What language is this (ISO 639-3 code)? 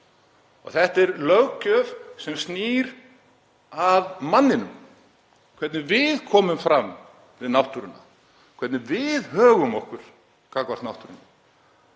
isl